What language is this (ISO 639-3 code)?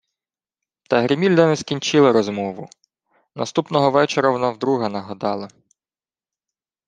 ukr